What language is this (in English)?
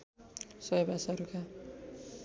Nepali